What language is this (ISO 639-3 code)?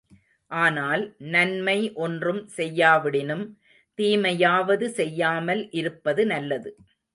tam